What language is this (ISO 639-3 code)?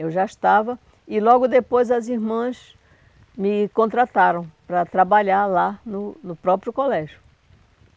por